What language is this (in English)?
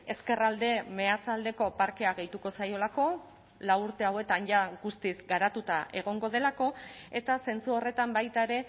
Basque